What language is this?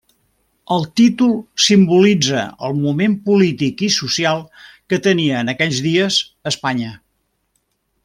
Catalan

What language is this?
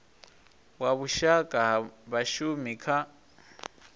Venda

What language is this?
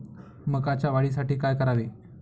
Marathi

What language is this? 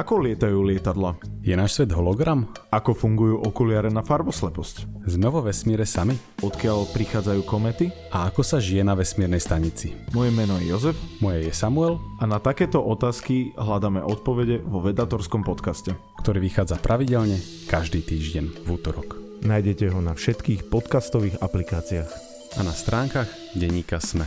Slovak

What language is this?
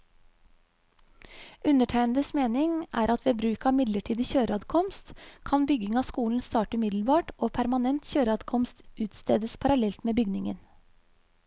Norwegian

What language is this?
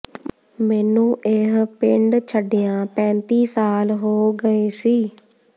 Punjabi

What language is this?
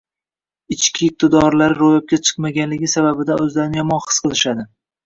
Uzbek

